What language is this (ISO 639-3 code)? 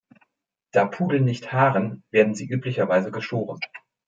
deu